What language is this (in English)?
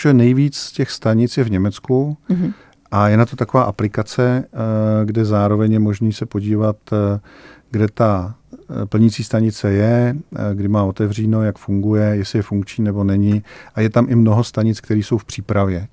Czech